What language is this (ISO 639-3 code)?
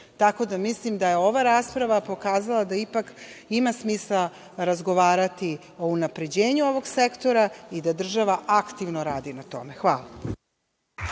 srp